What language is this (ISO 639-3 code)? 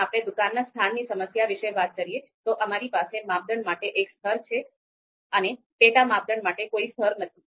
guj